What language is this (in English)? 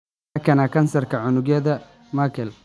Somali